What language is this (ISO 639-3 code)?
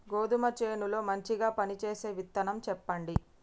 tel